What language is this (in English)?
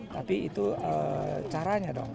Indonesian